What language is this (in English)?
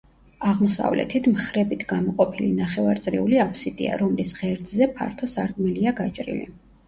Georgian